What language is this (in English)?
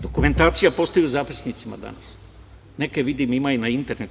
Serbian